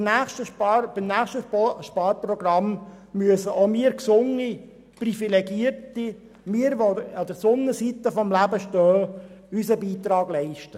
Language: Swiss German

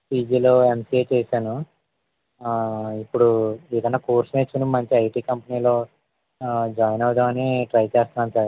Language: Telugu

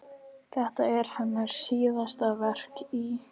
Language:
Icelandic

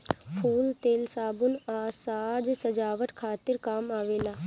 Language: Bhojpuri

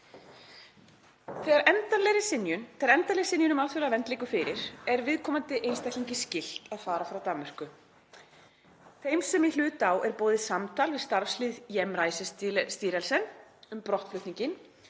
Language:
Icelandic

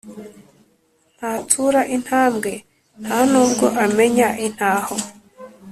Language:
Kinyarwanda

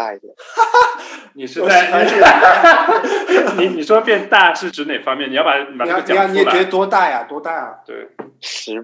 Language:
Chinese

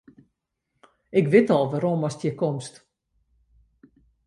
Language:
Western Frisian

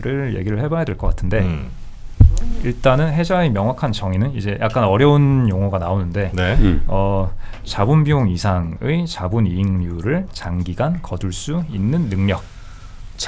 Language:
Korean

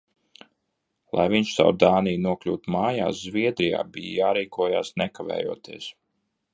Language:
Latvian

